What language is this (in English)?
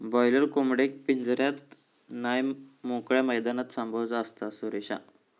Marathi